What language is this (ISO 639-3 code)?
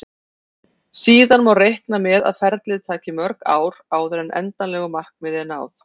isl